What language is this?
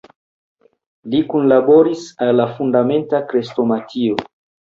Esperanto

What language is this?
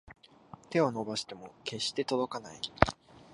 Japanese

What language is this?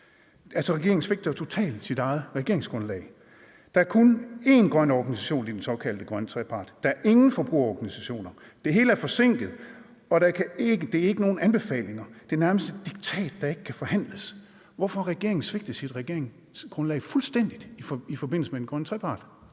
Danish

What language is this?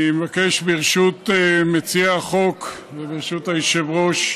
Hebrew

